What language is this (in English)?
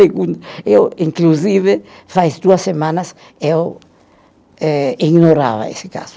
Portuguese